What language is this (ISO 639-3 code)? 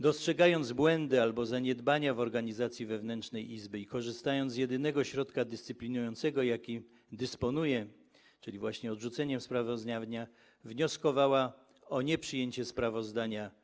pol